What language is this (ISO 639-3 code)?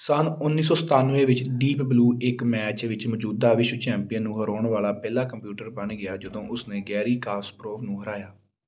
pan